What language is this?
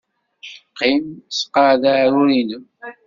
Kabyle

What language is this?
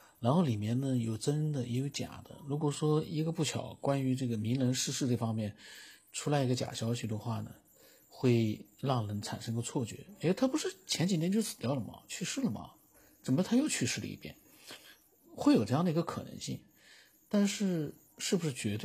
Chinese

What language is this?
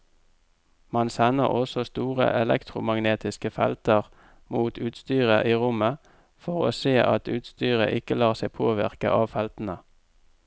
Norwegian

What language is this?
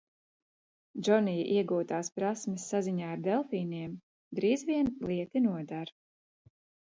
Latvian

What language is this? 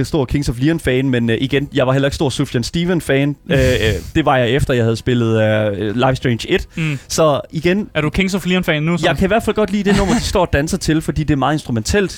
Danish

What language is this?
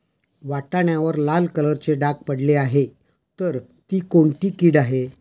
Marathi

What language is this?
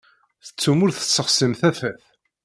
Kabyle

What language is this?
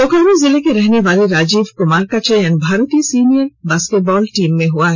Hindi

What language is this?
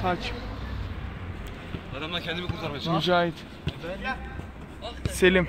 Turkish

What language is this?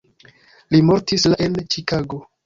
Esperanto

